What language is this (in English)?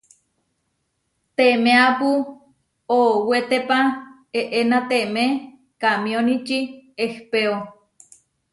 Huarijio